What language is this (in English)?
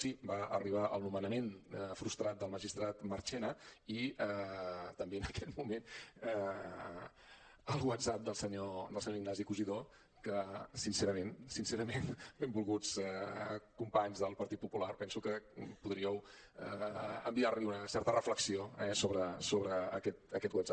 Catalan